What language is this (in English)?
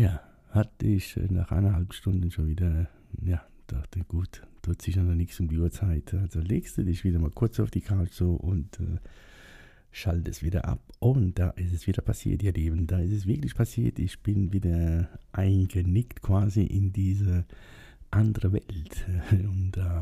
German